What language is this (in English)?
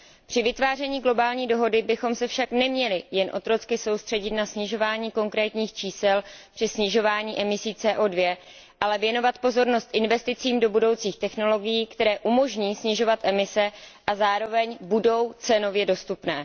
Czech